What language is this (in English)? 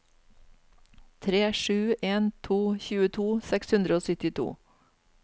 Norwegian